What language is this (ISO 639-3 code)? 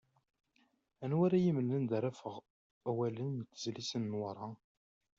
kab